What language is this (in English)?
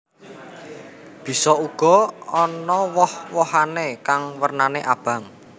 Javanese